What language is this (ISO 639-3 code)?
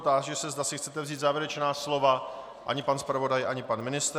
ces